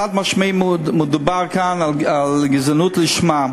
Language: Hebrew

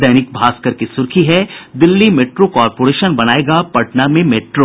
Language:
Hindi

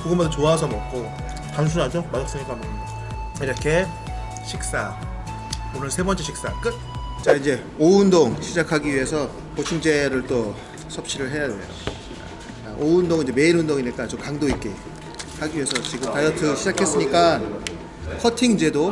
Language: Korean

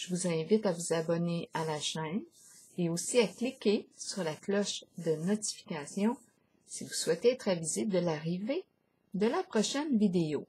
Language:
French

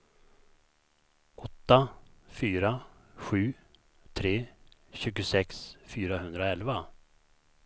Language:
Swedish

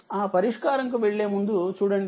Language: Telugu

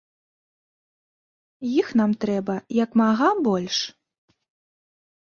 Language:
Belarusian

